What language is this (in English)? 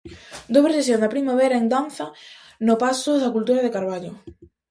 Galician